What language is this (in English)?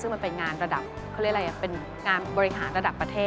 Thai